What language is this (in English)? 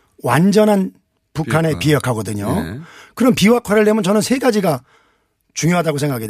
Korean